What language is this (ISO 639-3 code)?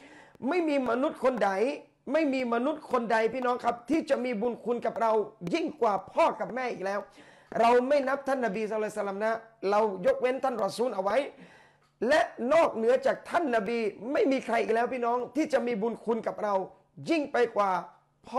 tha